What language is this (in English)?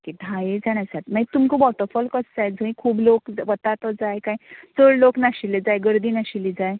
Konkani